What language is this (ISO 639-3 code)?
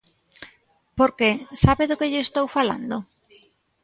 glg